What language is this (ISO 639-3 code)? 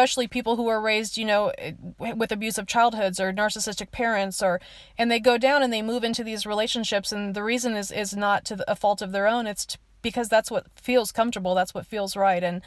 eng